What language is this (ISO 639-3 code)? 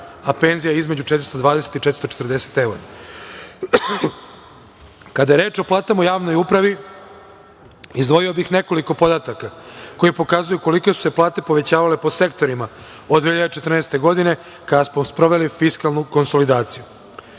srp